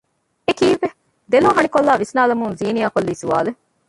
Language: Divehi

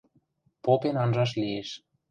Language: Western Mari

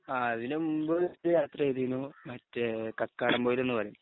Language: Malayalam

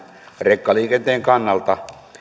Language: Finnish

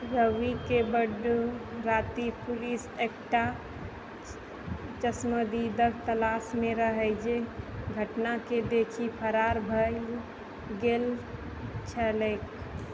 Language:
Maithili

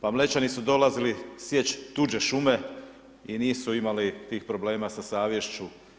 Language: Croatian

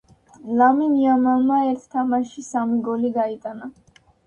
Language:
Georgian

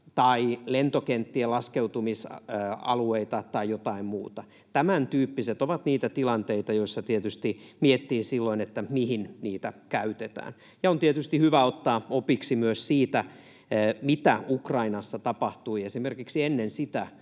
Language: Finnish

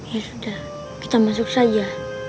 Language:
Indonesian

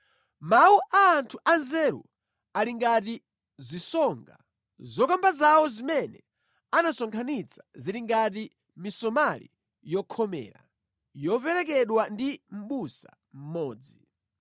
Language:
Nyanja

